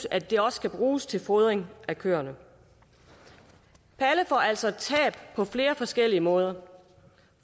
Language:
Danish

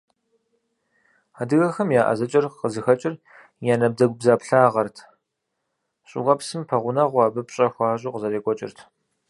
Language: Kabardian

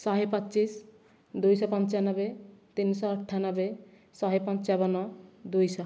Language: Odia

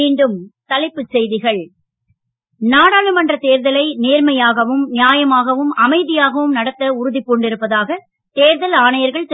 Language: Tamil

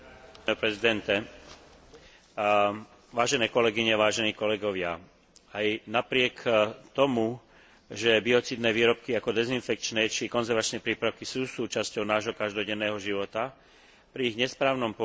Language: Slovak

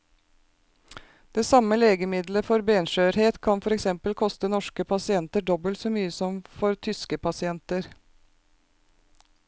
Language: Norwegian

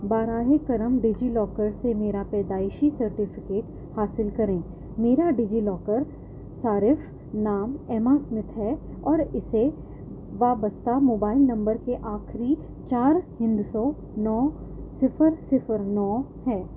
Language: Urdu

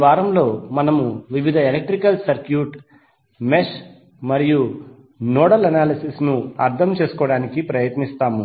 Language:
Telugu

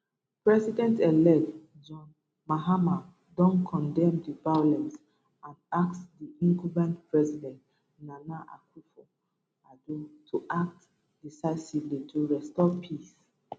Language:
Nigerian Pidgin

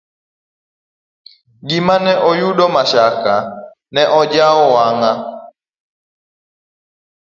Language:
Luo (Kenya and Tanzania)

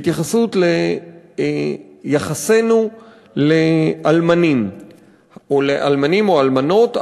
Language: Hebrew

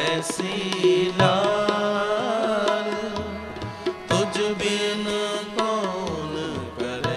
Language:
Hindi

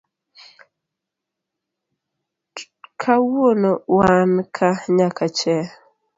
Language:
Luo (Kenya and Tanzania)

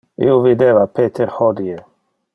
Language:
Interlingua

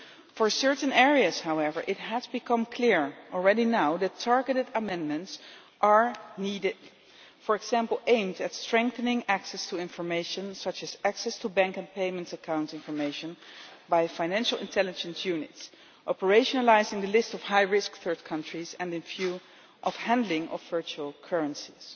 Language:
English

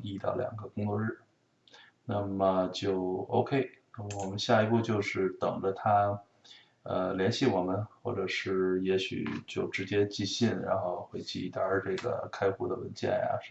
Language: Chinese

